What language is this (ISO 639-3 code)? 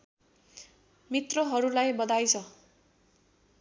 nep